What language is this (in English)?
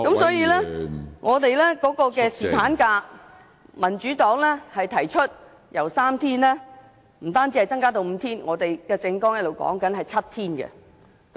Cantonese